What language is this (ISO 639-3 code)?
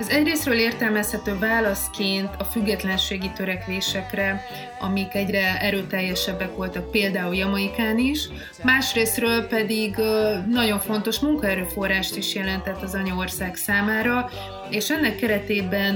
hun